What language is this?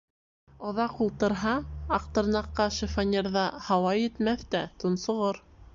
Bashkir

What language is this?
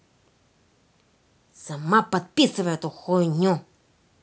Russian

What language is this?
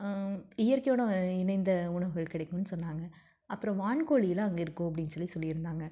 Tamil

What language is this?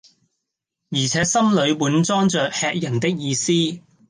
Cantonese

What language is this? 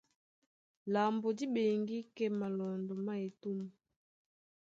Duala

